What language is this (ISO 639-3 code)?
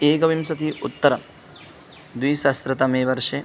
san